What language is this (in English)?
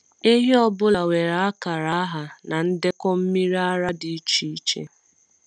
Igbo